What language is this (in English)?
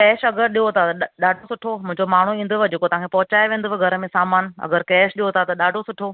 Sindhi